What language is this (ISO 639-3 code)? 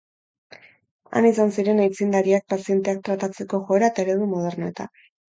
eus